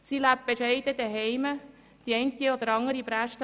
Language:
Swiss German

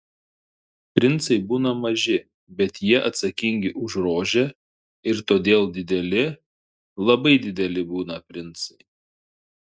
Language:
Lithuanian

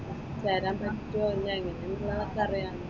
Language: Malayalam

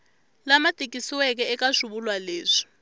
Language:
Tsonga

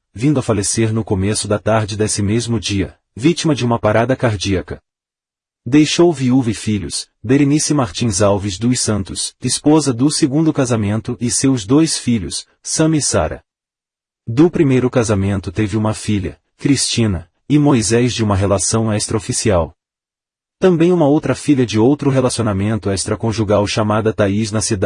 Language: Portuguese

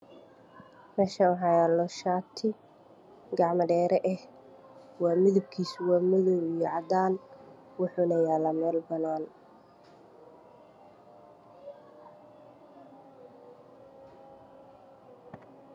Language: Somali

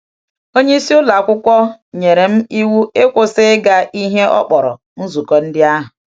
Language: Igbo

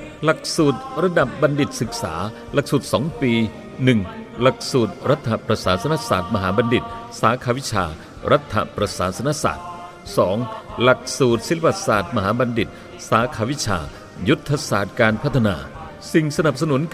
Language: Thai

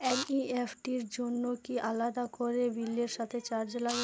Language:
Bangla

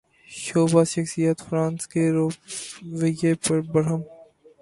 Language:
Urdu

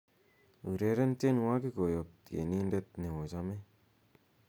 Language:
Kalenjin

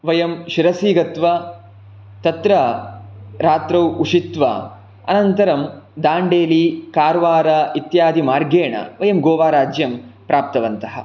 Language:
Sanskrit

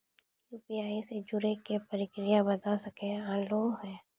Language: Maithili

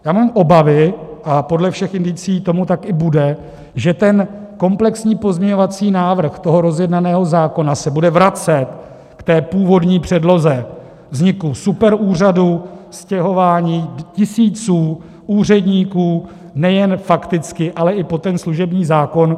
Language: Czech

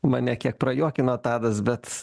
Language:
Lithuanian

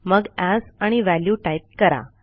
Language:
Marathi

